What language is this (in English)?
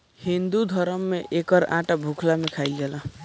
Bhojpuri